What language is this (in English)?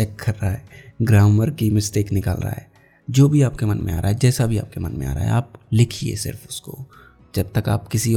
Hindi